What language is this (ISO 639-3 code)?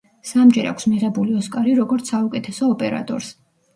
kat